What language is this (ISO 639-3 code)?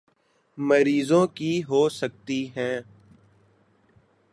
urd